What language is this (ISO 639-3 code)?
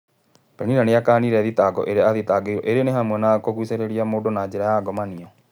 kik